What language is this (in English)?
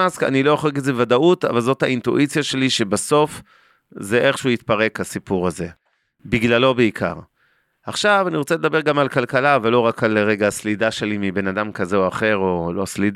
Hebrew